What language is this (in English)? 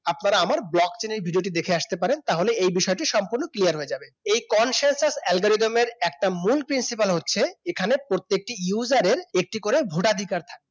Bangla